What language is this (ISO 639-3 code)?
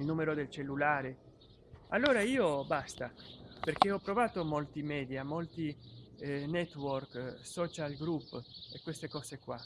ita